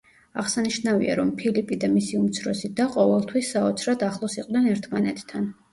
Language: Georgian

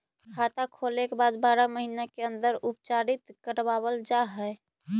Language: Magahi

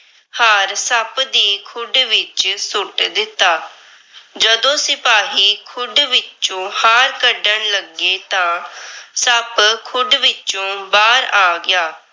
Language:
Punjabi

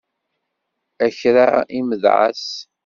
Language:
Kabyle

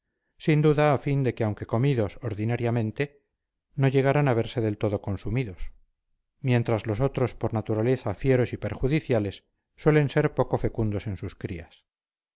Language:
Spanish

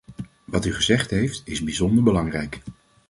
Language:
Dutch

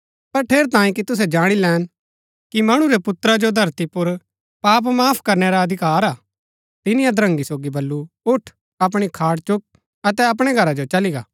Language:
Gaddi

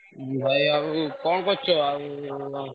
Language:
Odia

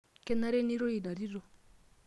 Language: Masai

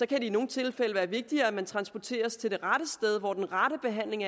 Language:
Danish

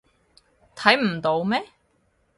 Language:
Cantonese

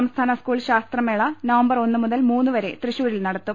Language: Malayalam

